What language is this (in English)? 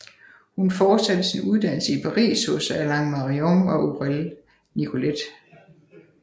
Danish